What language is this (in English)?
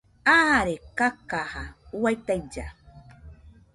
Nüpode Huitoto